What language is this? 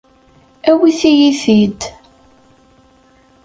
Kabyle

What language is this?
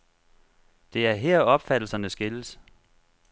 Danish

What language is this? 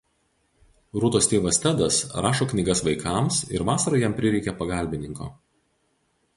Lithuanian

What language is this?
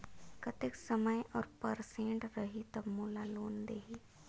Chhattisgarhi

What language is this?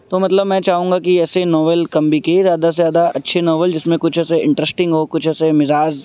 Urdu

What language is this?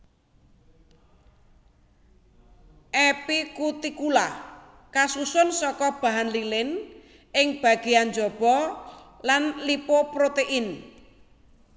Javanese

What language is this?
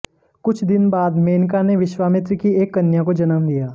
Hindi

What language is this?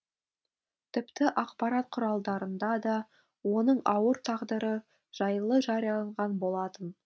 Kazakh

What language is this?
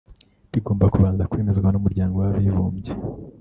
Kinyarwanda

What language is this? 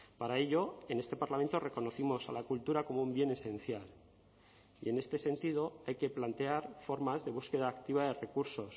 Spanish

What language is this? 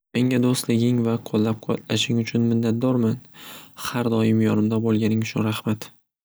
Uzbek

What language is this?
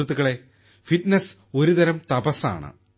Malayalam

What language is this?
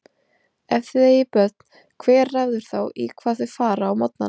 Icelandic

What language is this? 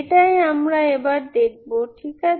Bangla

